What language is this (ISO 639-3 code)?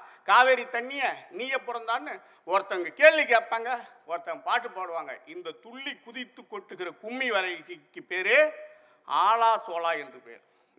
tam